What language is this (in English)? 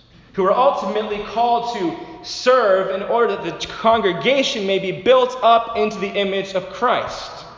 English